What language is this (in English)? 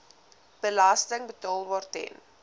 Afrikaans